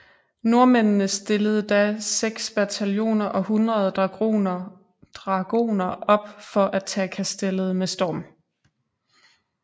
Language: Danish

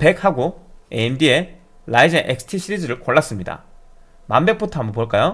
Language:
Korean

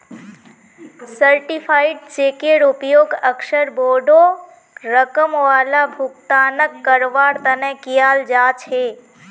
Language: Magahi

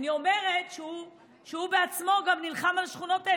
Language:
Hebrew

